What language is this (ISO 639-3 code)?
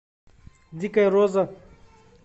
rus